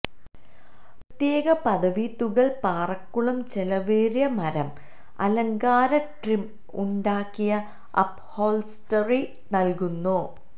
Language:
Malayalam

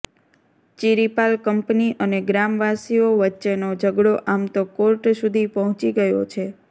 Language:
Gujarati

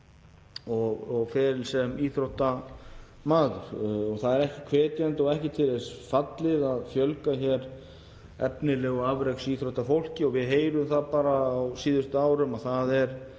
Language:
Icelandic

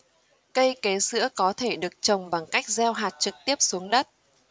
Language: Vietnamese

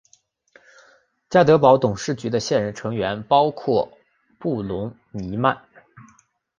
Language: Chinese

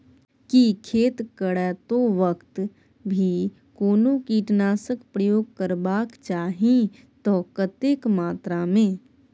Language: Maithili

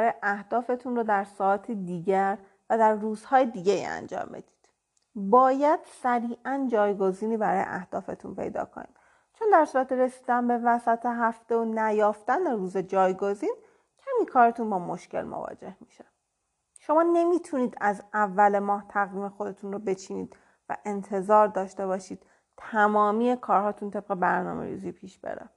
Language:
Persian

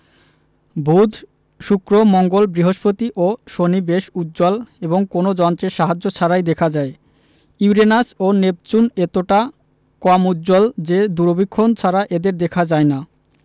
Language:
Bangla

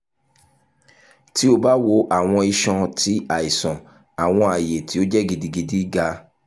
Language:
Yoruba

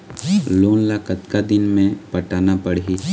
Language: Chhattisgarhi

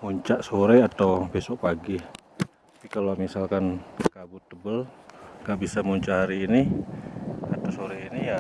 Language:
Indonesian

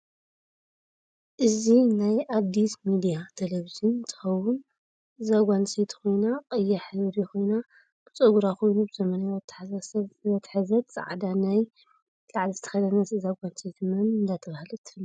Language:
Tigrinya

